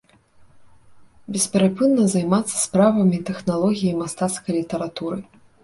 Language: Belarusian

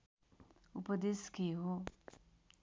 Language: Nepali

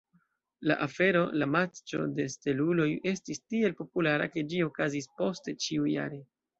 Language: Esperanto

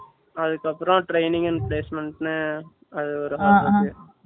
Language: Tamil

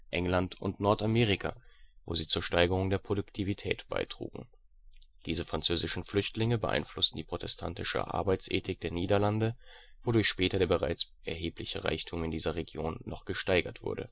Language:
German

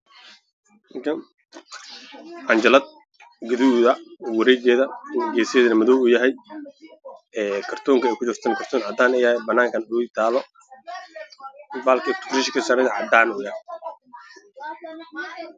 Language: Somali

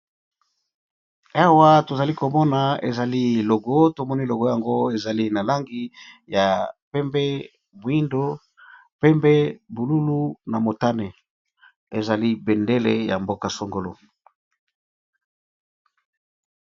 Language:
Lingala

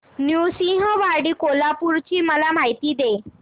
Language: Marathi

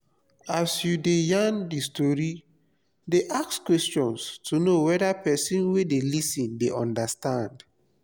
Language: Nigerian Pidgin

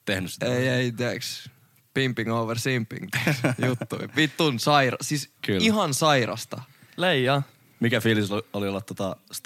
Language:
Finnish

